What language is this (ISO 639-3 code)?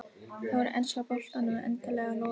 isl